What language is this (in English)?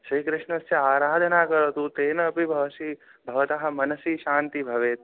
Sanskrit